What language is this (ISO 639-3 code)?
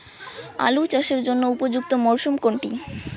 ben